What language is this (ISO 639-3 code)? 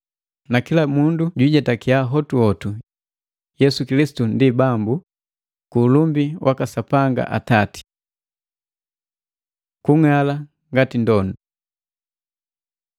mgv